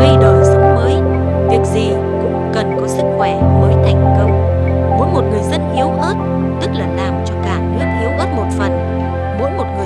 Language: Vietnamese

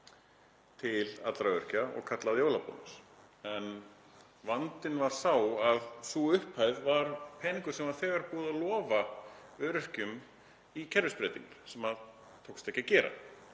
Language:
Icelandic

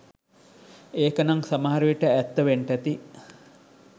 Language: Sinhala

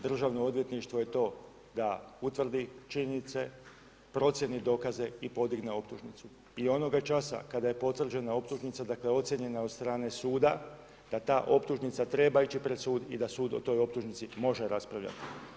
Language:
Croatian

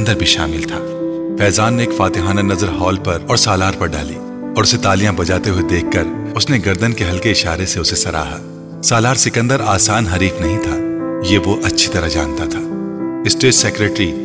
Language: Urdu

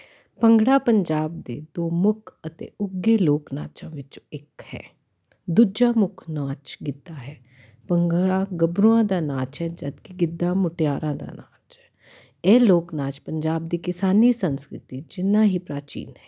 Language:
Punjabi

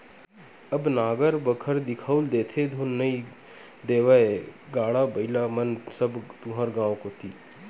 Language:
Chhattisgarhi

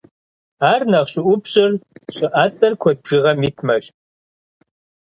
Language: Kabardian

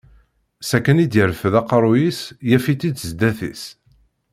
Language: Kabyle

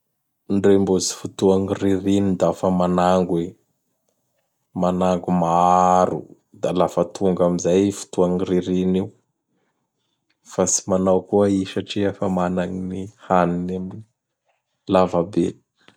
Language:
Bara Malagasy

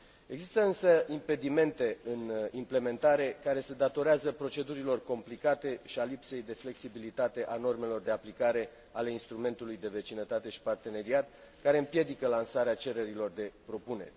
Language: Romanian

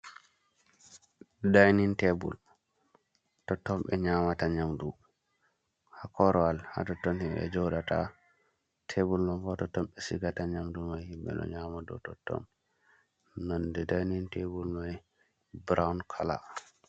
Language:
Fula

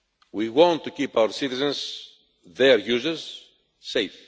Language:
English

